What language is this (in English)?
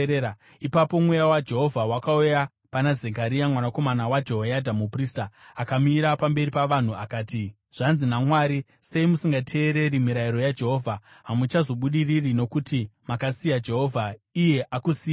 Shona